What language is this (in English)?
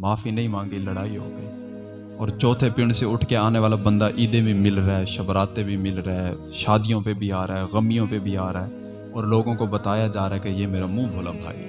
Urdu